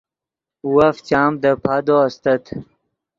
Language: Yidgha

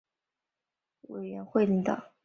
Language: Chinese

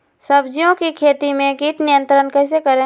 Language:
Magahi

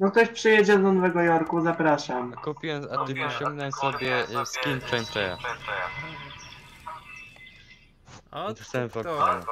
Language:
Polish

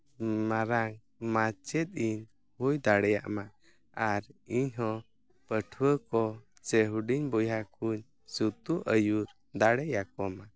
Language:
Santali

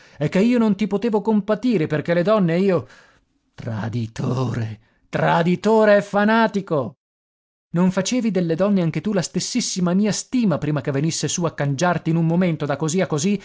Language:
Italian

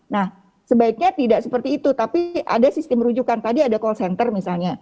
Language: Indonesian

